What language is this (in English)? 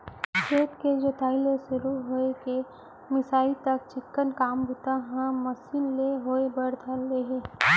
Chhattisgarhi